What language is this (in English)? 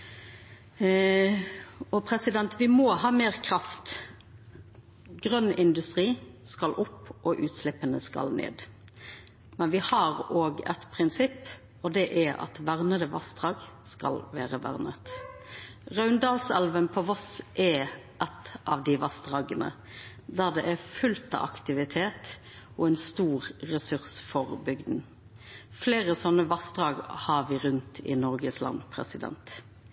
Norwegian Nynorsk